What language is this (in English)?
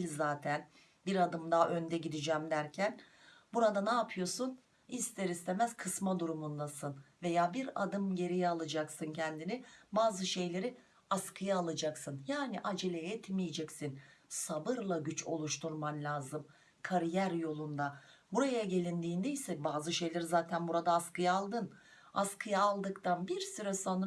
Turkish